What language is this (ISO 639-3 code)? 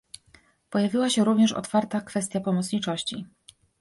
pol